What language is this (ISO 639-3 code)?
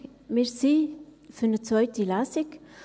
gsw